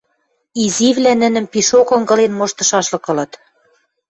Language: Western Mari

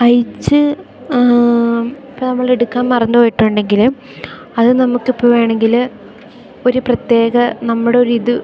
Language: Malayalam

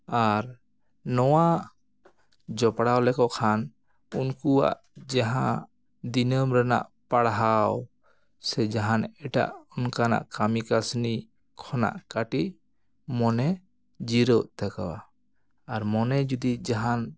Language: Santali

